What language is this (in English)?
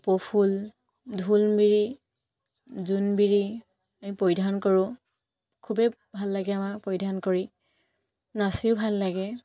Assamese